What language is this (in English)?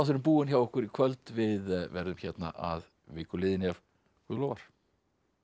Icelandic